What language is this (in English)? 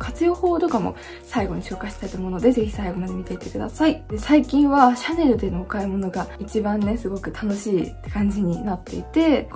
Japanese